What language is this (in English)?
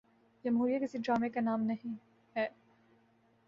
Urdu